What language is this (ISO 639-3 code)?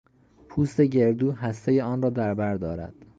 fas